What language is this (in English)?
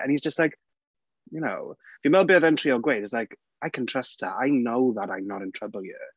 Welsh